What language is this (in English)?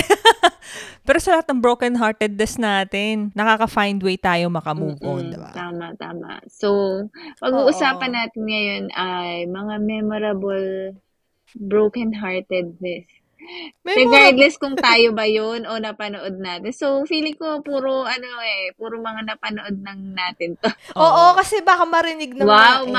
Filipino